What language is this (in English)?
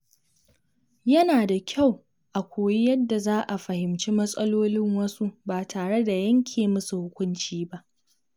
Hausa